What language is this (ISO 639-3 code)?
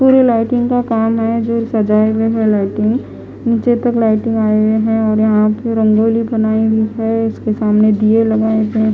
hin